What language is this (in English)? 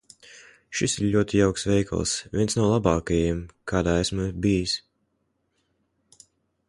Latvian